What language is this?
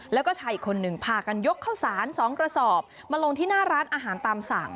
Thai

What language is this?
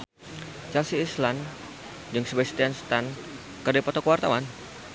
Sundanese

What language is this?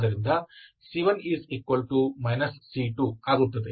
Kannada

